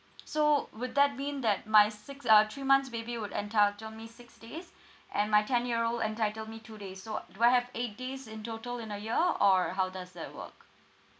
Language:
English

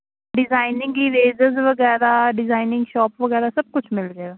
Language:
Punjabi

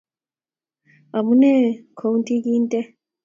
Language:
Kalenjin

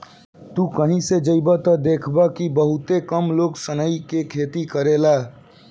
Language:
Bhojpuri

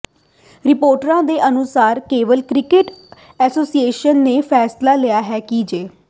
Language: Punjabi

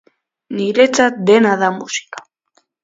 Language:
Basque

